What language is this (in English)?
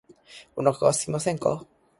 Japanese